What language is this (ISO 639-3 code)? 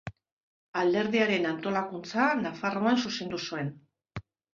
eus